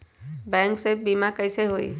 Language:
Magahi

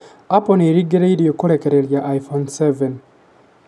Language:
Kikuyu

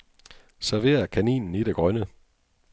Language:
Danish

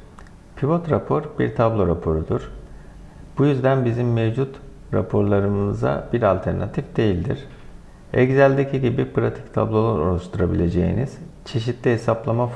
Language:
Turkish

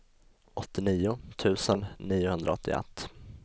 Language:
Swedish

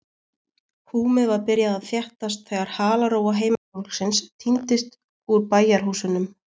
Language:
Icelandic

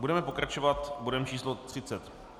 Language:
Czech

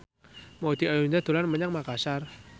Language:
Javanese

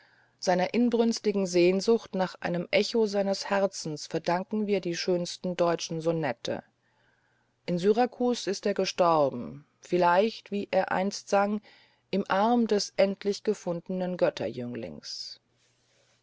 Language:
German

